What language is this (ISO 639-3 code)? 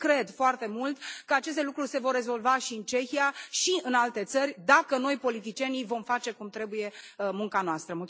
ron